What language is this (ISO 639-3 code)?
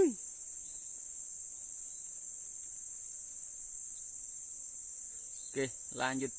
ind